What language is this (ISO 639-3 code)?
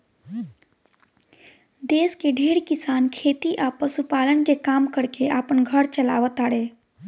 bho